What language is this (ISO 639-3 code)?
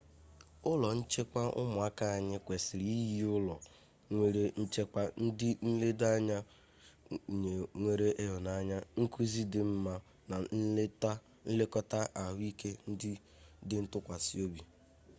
ibo